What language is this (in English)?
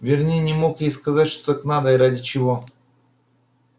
Russian